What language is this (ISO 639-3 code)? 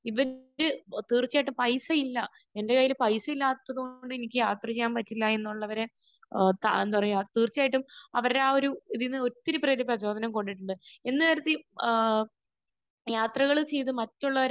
mal